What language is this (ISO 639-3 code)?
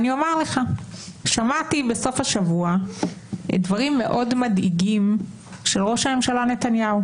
heb